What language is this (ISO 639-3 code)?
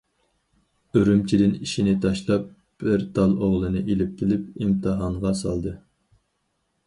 uig